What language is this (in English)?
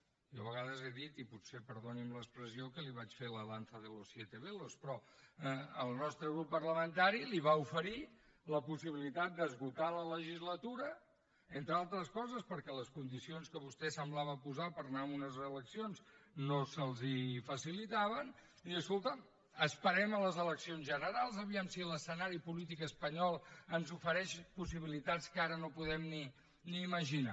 Catalan